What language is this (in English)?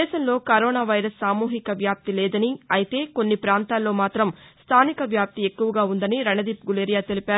Telugu